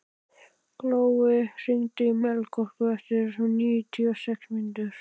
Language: Icelandic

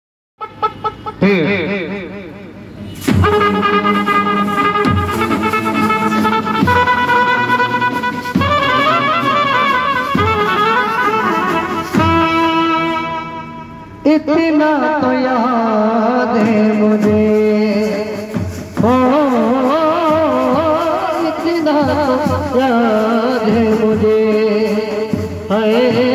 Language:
Arabic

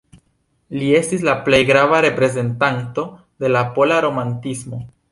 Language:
Esperanto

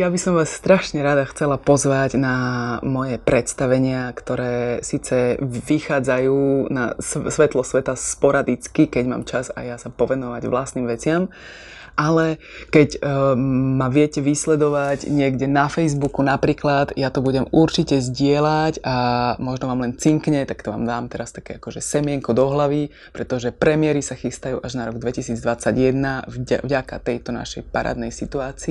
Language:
Slovak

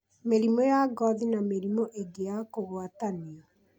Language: Kikuyu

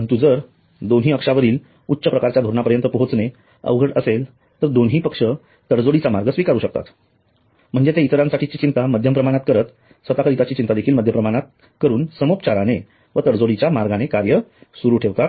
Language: Marathi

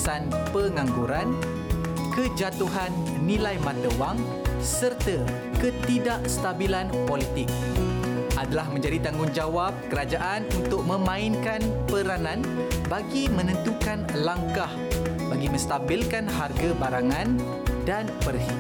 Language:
Malay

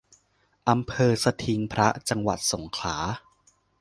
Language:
Thai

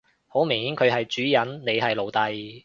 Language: Cantonese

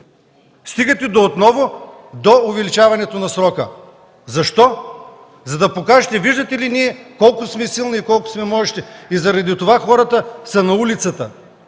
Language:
Bulgarian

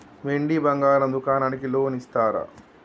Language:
Telugu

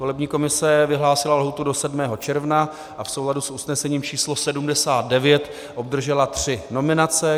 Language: Czech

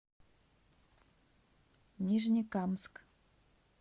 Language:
Russian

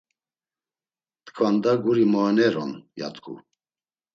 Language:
Laz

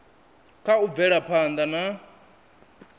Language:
Venda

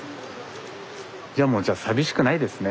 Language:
Japanese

